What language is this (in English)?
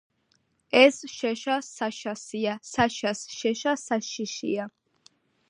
Georgian